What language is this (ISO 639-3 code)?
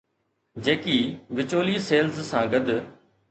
snd